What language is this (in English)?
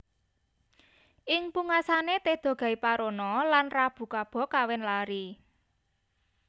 Javanese